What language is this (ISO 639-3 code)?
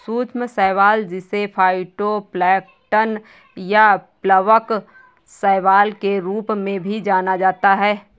hin